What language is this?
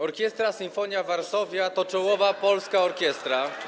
Polish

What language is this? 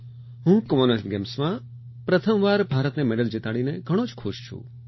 Gujarati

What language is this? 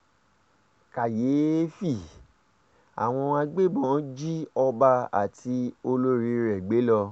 Yoruba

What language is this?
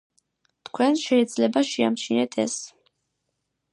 Georgian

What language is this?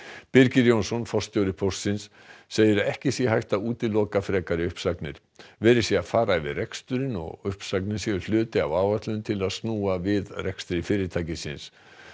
Icelandic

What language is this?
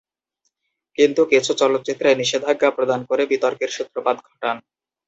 Bangla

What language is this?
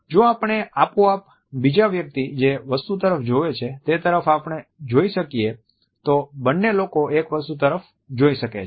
Gujarati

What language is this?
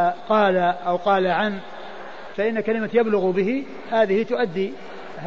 Arabic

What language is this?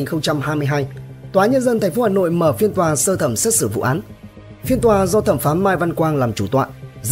Vietnamese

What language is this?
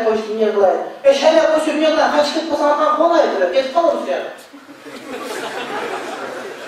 Turkish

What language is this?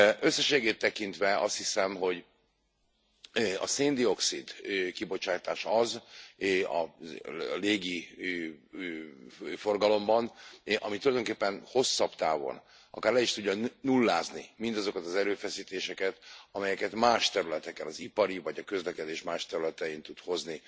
Hungarian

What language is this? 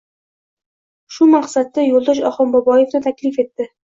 Uzbek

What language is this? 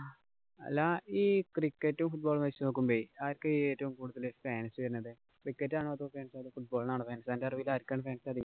Malayalam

